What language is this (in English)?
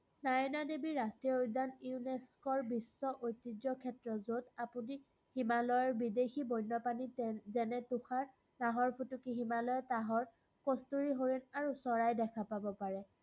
Assamese